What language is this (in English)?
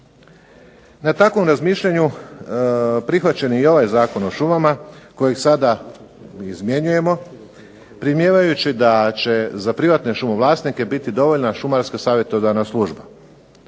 Croatian